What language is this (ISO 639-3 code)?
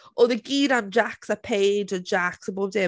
cym